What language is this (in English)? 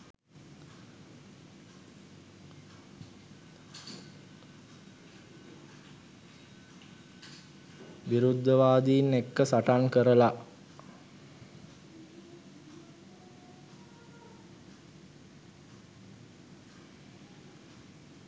Sinhala